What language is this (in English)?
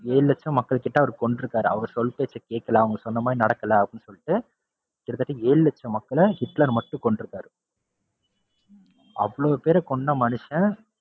Tamil